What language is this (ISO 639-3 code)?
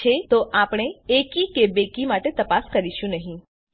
guj